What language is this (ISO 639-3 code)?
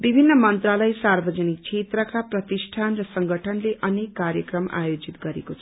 nep